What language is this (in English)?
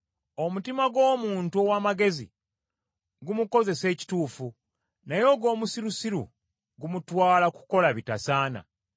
Ganda